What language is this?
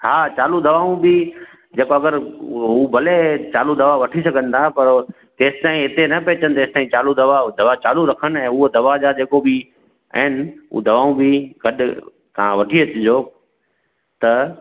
Sindhi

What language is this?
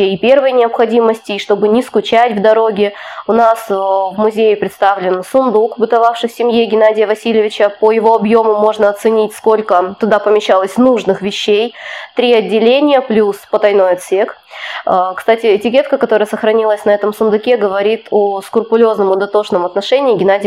Russian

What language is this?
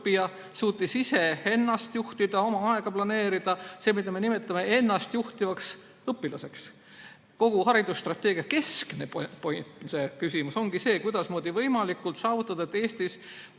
Estonian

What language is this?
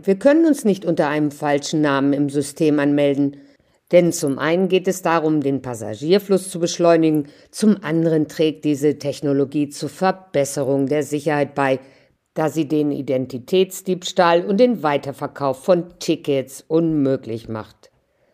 German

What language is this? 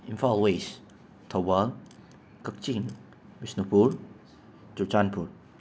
Manipuri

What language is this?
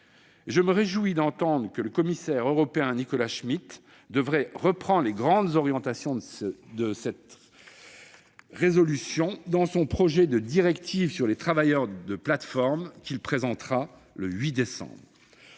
French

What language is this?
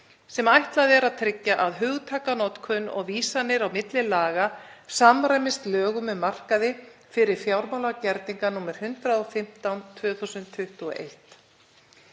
Icelandic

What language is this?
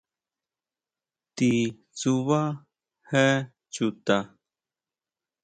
Huautla Mazatec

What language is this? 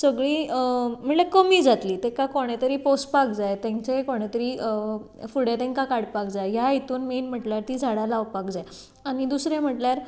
Konkani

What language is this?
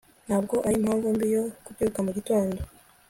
Kinyarwanda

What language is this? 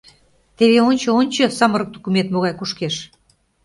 Mari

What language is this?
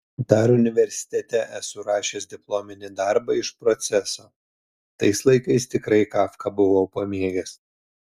Lithuanian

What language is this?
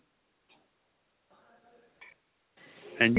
Punjabi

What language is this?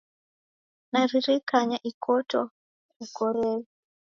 Taita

